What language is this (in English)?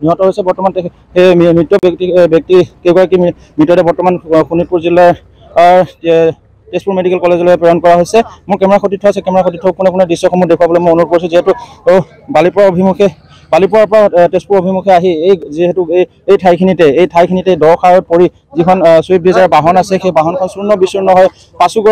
Indonesian